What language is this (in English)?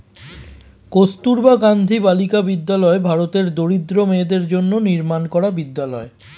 Bangla